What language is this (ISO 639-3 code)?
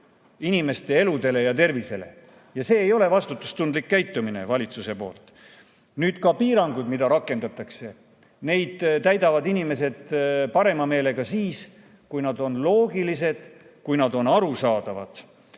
est